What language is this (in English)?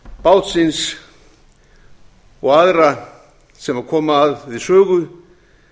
Icelandic